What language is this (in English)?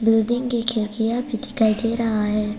Hindi